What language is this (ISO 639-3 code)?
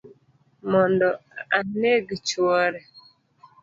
luo